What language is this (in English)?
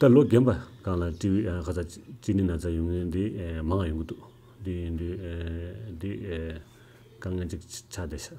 Korean